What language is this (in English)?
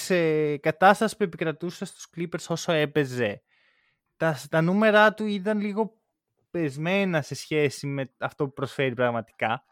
Greek